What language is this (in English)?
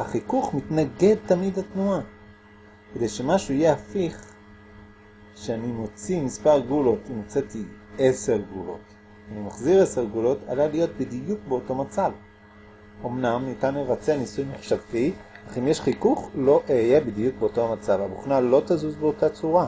Hebrew